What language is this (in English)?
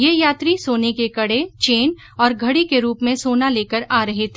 Hindi